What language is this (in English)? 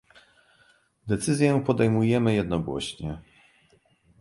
Polish